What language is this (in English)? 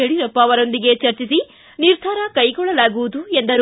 Kannada